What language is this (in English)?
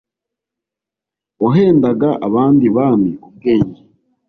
Kinyarwanda